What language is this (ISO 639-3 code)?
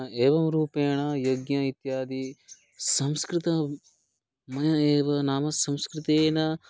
san